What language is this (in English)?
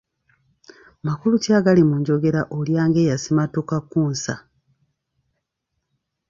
Ganda